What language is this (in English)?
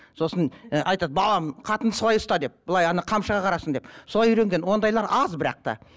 Kazakh